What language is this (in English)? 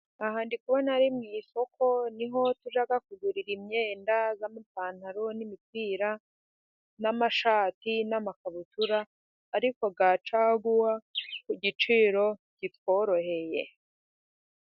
Kinyarwanda